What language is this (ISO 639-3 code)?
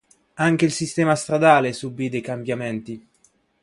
ita